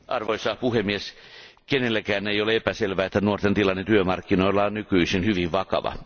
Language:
Finnish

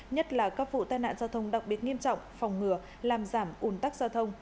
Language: Vietnamese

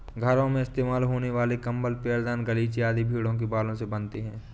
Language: Hindi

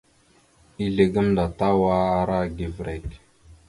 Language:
Mada (Cameroon)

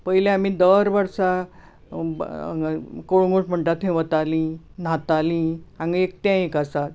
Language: Konkani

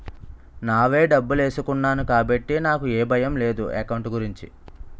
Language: Telugu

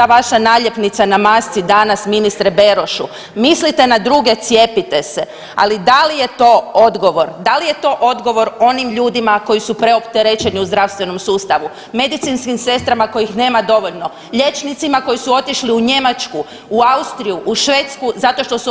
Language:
Croatian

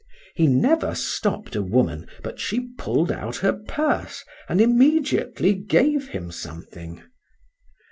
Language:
English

